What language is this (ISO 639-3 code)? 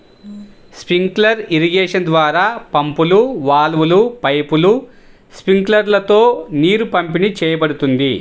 tel